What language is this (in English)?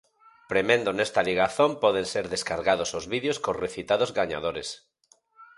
Galician